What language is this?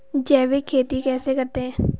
Hindi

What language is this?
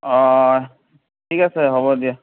Assamese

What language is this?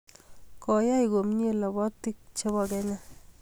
Kalenjin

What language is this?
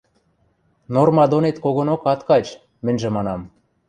Western Mari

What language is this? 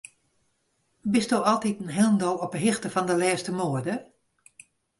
Western Frisian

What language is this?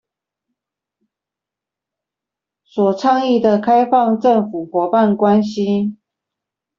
Chinese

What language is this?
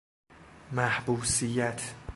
Persian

